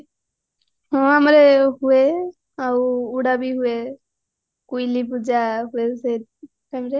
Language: Odia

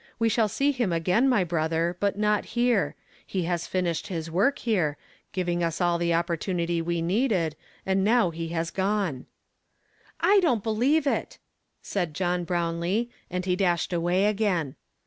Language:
English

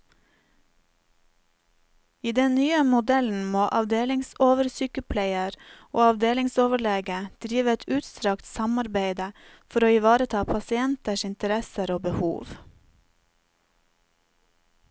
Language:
Norwegian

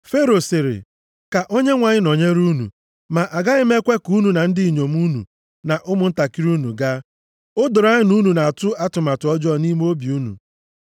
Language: Igbo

